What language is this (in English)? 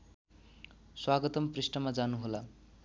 Nepali